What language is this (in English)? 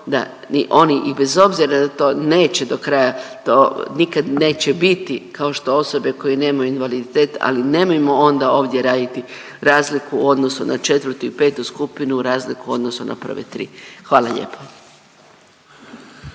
Croatian